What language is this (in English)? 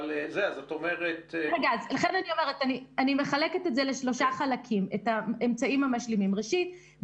Hebrew